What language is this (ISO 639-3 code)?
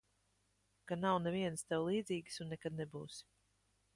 lav